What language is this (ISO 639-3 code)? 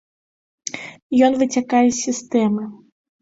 bel